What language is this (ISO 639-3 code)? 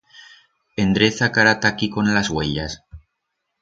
arg